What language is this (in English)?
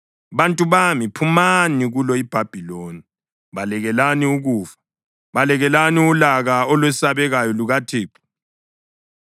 North Ndebele